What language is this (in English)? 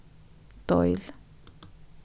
Faroese